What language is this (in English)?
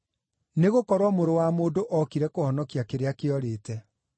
Kikuyu